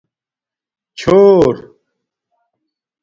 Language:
Domaaki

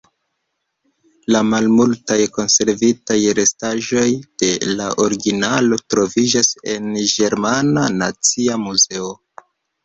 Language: Esperanto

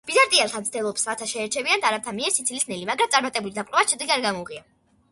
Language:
Georgian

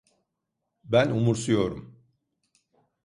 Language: Turkish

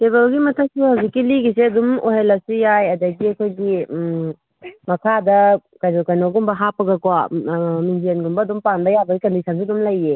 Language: Manipuri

